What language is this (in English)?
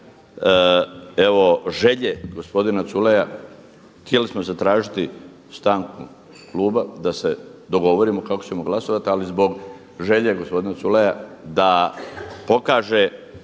Croatian